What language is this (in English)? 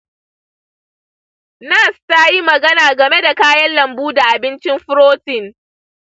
Hausa